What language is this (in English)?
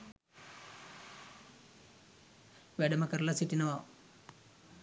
Sinhala